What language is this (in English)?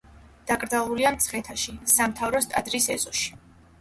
Georgian